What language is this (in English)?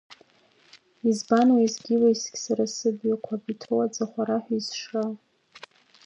Abkhazian